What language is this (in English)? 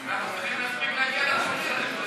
Hebrew